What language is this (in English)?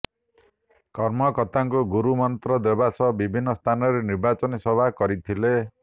Odia